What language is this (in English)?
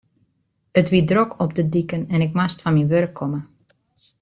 Western Frisian